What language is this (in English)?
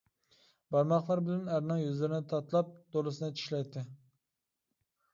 Uyghur